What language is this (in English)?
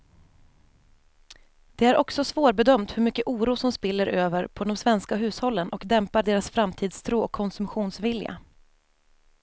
Swedish